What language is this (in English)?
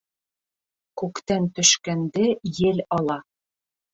Bashkir